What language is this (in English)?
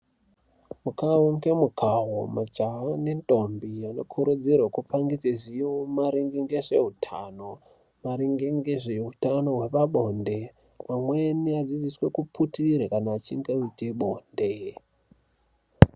Ndau